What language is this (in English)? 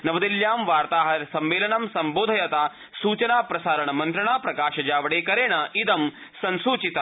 Sanskrit